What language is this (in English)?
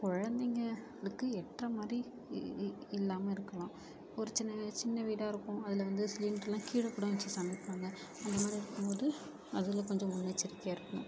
Tamil